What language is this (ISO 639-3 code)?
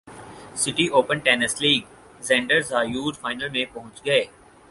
urd